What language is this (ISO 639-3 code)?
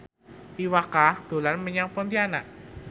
jav